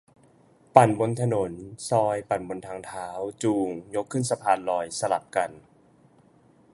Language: Thai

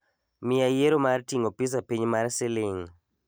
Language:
Luo (Kenya and Tanzania)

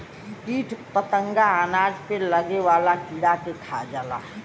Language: Bhojpuri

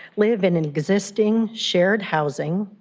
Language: English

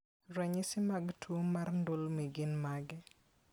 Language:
Luo (Kenya and Tanzania)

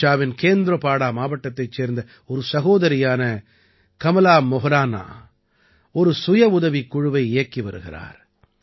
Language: Tamil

